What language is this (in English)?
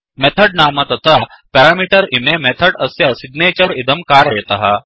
Sanskrit